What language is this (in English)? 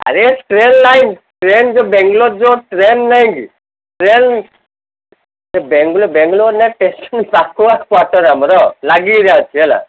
Odia